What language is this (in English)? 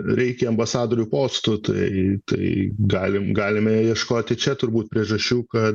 Lithuanian